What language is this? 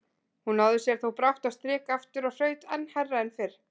Icelandic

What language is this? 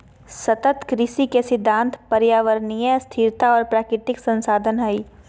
Magahi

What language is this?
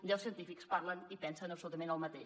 Catalan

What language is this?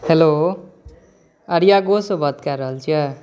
Maithili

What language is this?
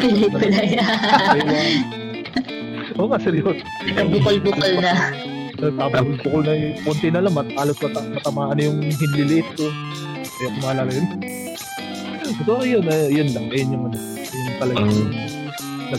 Filipino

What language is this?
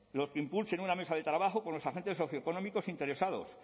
Spanish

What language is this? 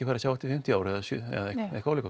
Icelandic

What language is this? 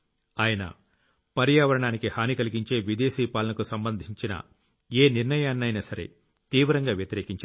Telugu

